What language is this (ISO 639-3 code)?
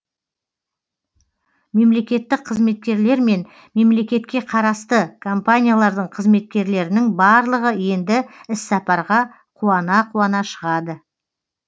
kaz